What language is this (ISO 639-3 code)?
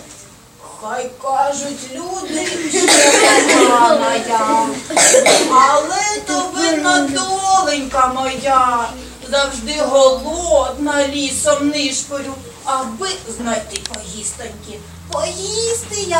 ukr